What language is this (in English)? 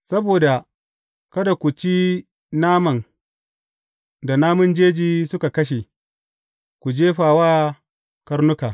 Hausa